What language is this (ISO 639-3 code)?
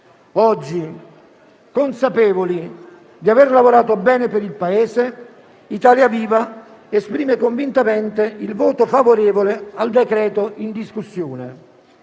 ita